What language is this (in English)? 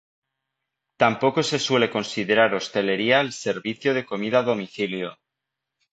Spanish